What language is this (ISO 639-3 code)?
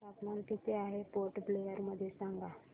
mar